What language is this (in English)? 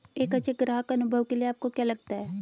Hindi